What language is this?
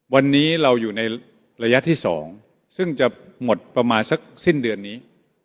Thai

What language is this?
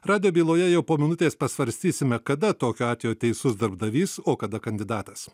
Lithuanian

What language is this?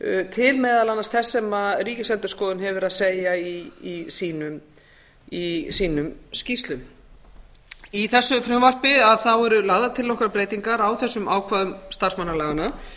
Icelandic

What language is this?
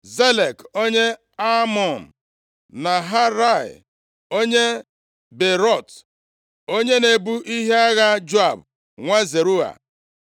Igbo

